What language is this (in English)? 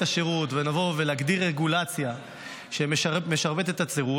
Hebrew